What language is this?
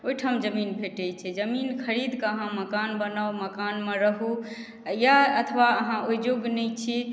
Maithili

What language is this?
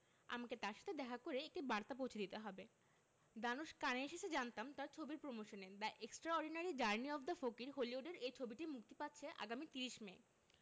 Bangla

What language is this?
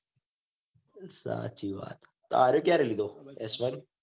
Gujarati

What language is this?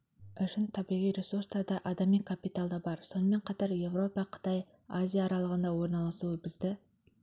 Kazakh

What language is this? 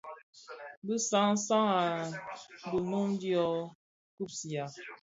Bafia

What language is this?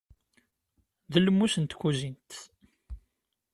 Kabyle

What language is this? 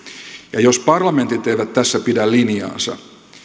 Finnish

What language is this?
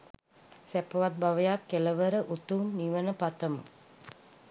Sinhala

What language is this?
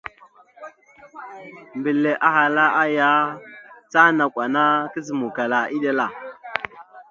Mada (Cameroon)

